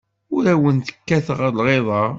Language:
Kabyle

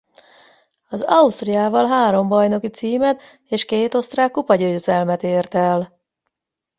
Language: Hungarian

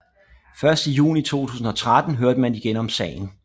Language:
Danish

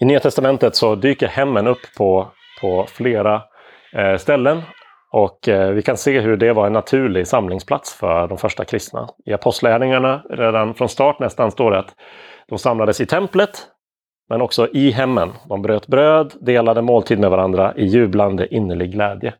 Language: Swedish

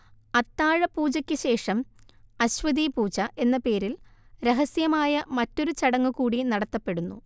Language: Malayalam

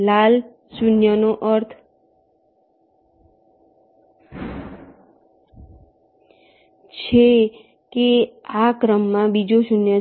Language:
Gujarati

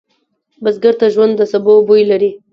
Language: Pashto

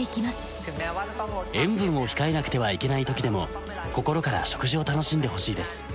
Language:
Japanese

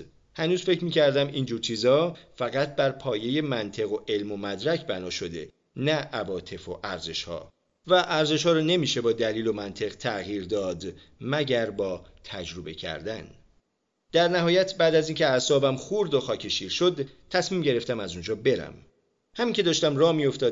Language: Persian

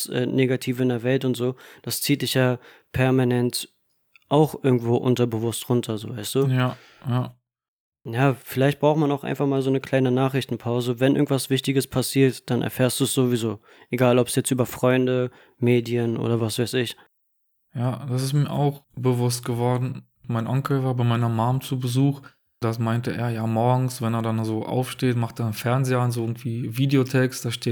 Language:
German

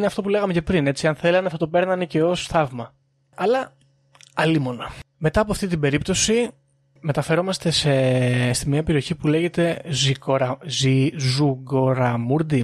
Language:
Greek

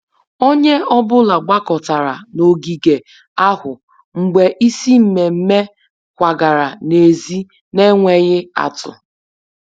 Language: Igbo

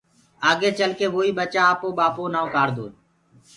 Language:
Gurgula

